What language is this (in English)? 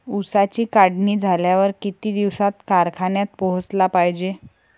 Marathi